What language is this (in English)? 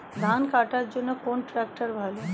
Bangla